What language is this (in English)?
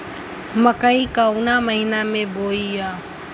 Bhojpuri